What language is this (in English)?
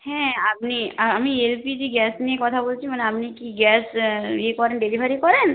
Bangla